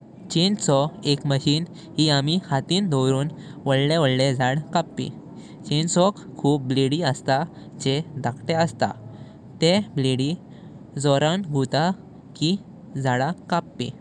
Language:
Konkani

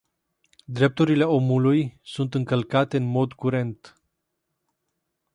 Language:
Romanian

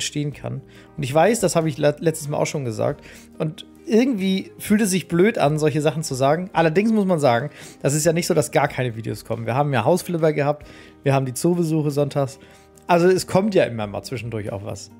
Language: German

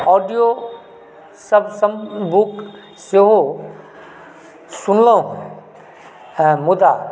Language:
Maithili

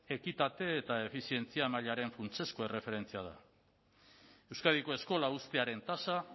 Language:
Basque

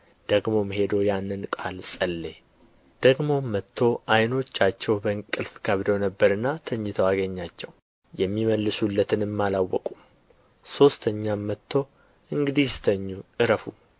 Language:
Amharic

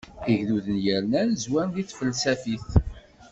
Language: Kabyle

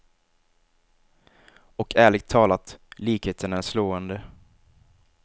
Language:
Swedish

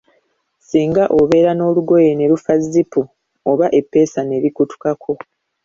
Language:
Ganda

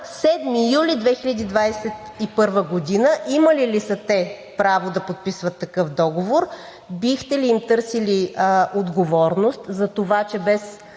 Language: Bulgarian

